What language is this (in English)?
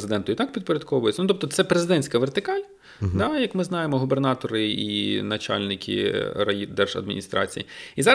Ukrainian